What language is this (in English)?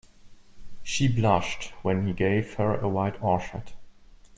English